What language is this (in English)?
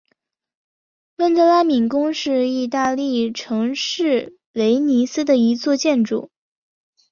Chinese